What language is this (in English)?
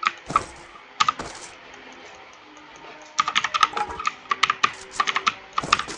Thai